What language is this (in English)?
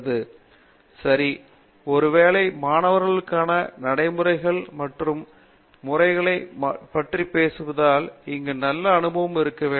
Tamil